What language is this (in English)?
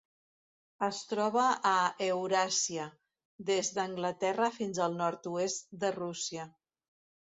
Catalan